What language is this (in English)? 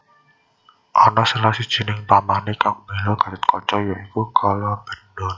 Javanese